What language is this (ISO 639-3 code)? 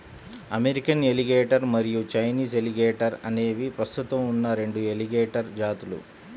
tel